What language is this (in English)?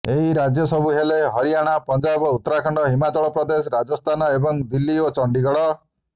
Odia